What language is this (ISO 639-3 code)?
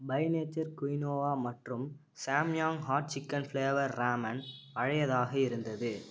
tam